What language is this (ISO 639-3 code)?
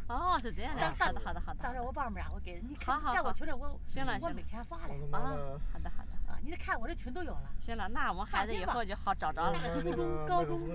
zho